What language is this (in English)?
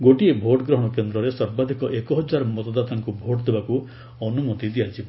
Odia